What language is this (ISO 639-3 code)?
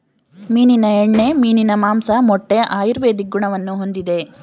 kan